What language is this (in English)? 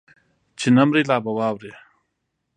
Pashto